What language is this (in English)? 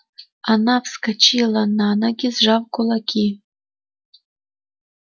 Russian